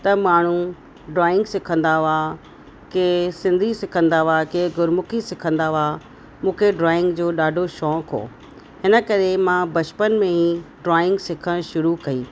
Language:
Sindhi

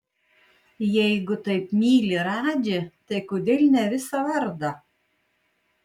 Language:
Lithuanian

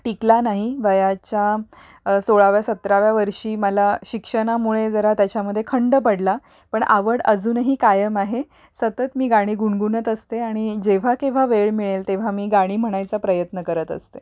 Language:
Marathi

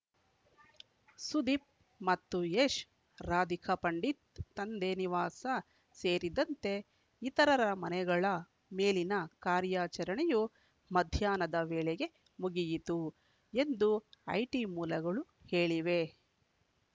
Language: Kannada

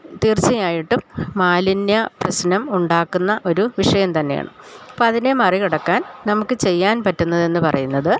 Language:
Malayalam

